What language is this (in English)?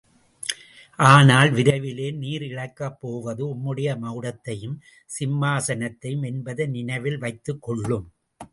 Tamil